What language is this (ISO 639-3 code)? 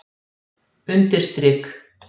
isl